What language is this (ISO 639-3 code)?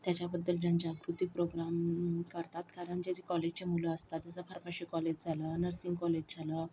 mar